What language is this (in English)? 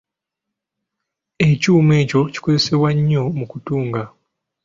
Ganda